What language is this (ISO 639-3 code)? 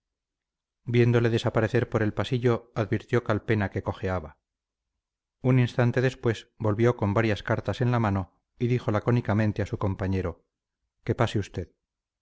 spa